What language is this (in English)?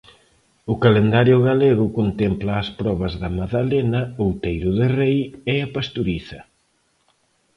Galician